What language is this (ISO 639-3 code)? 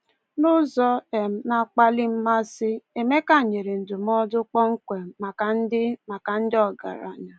ibo